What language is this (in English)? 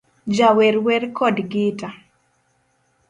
Luo (Kenya and Tanzania)